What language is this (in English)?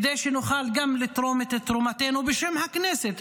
Hebrew